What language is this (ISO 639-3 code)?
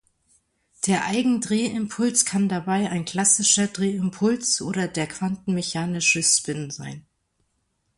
deu